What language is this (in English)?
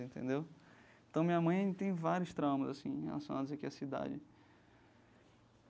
Portuguese